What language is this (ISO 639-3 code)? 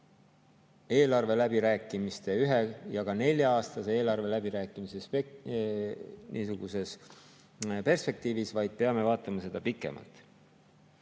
est